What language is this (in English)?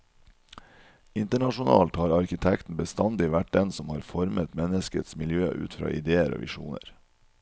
Norwegian